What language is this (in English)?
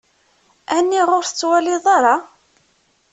Kabyle